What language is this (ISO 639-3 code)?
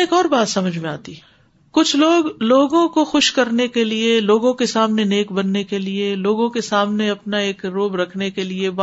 urd